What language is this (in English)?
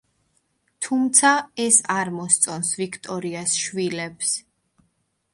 Georgian